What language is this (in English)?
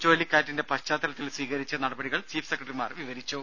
Malayalam